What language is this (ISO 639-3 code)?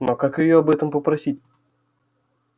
rus